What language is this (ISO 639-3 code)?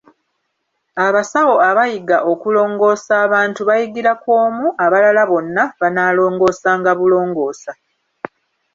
lug